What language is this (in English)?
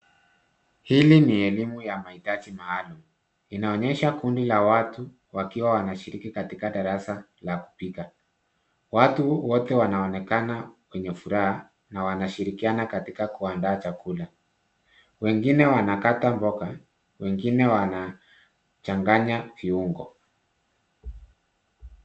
Swahili